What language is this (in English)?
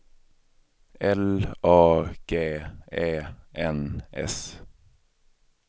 Swedish